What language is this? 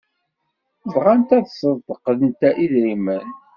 Kabyle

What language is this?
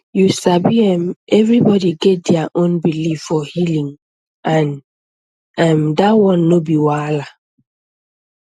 Nigerian Pidgin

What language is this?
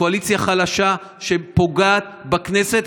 Hebrew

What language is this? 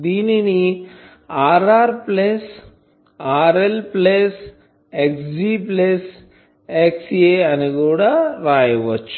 Telugu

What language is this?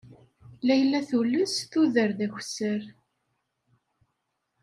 Kabyle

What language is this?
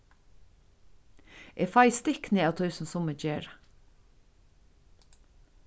Faroese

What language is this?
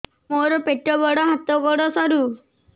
Odia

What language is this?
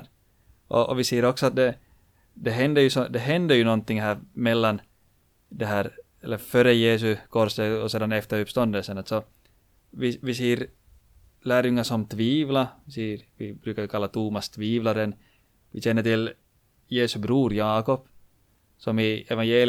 Swedish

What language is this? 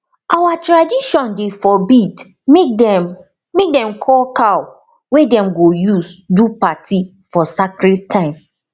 Nigerian Pidgin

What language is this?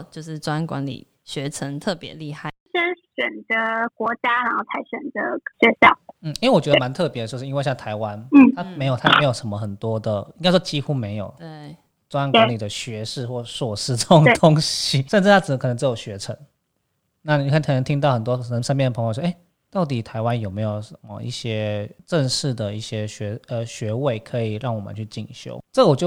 Chinese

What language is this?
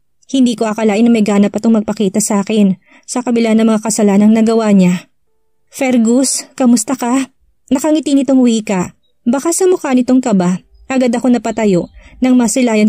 Filipino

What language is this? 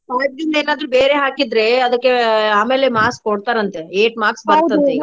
Kannada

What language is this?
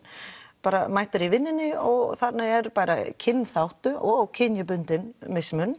Icelandic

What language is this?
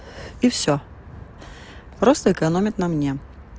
Russian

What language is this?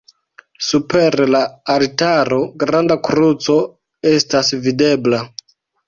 Esperanto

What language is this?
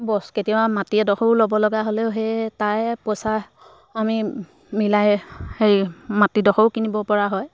Assamese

